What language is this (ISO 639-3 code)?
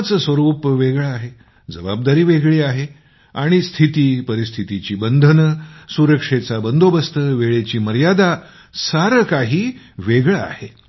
mar